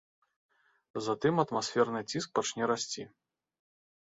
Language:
Belarusian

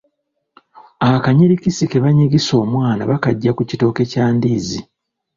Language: Ganda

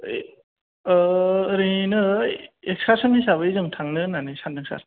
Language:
Bodo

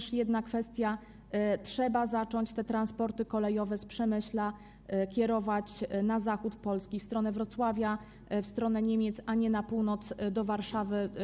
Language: Polish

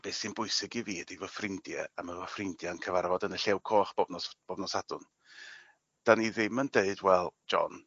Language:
Welsh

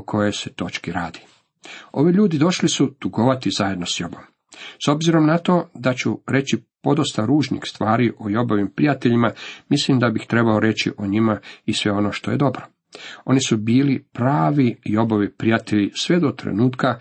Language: Croatian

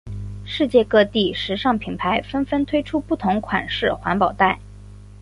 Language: Chinese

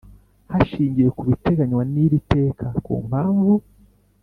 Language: Kinyarwanda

